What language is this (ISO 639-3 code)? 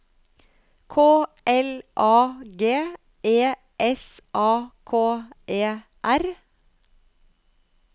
nor